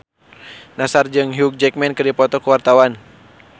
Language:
Sundanese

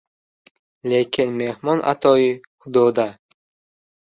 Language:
Uzbek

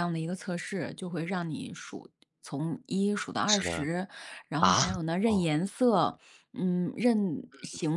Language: Chinese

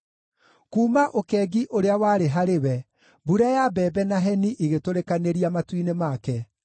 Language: Kikuyu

